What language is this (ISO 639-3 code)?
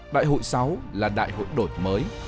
vie